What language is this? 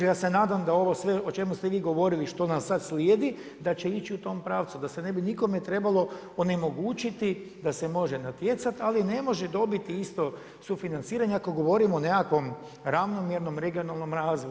Croatian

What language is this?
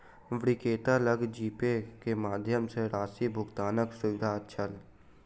Maithili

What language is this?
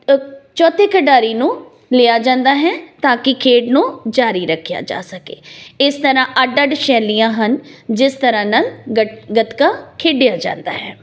Punjabi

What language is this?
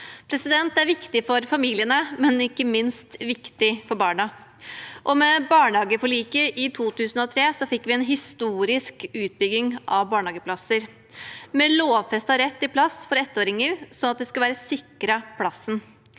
Norwegian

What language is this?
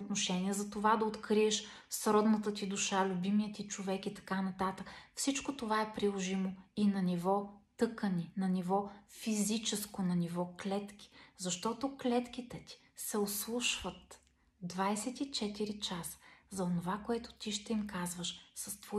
Bulgarian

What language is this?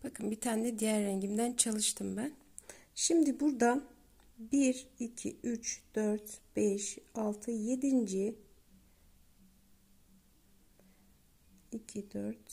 Turkish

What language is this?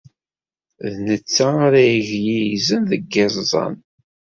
Kabyle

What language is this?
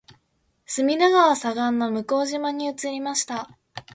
Japanese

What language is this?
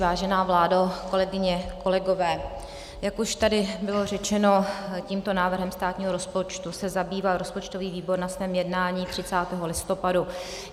Czech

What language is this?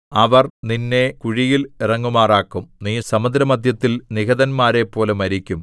Malayalam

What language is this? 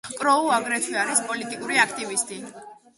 Georgian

